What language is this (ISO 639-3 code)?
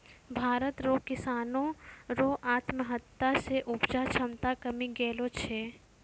mai